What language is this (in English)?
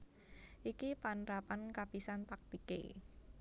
Javanese